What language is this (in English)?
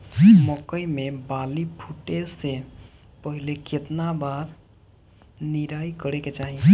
Bhojpuri